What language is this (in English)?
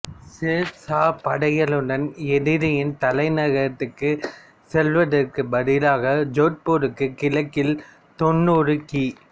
Tamil